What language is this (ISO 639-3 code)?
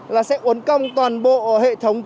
vie